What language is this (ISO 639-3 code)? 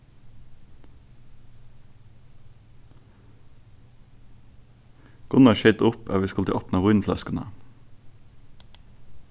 fao